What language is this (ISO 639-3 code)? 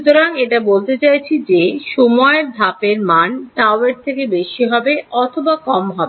ben